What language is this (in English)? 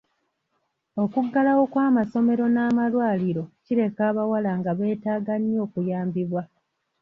Ganda